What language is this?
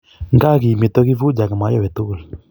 Kalenjin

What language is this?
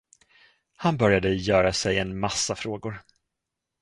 Swedish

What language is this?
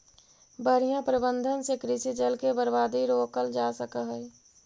Magahi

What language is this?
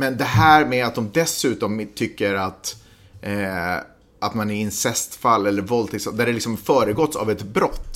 Swedish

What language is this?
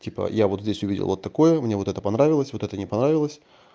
Russian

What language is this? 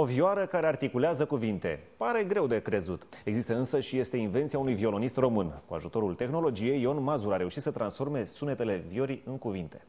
Romanian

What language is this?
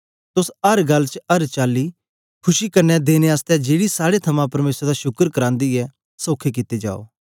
Dogri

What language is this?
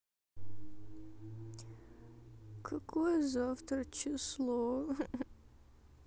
Russian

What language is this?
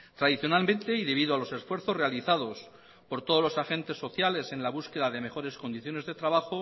Spanish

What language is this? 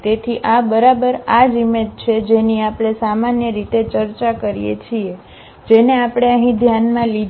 Gujarati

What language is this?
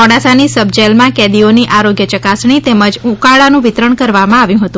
Gujarati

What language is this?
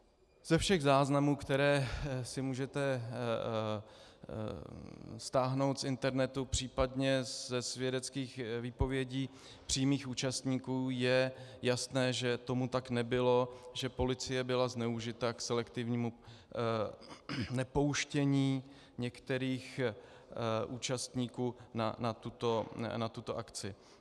Czech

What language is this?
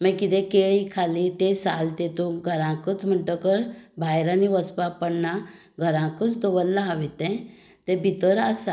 Konkani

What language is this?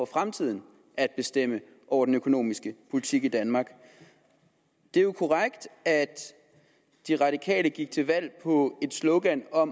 Danish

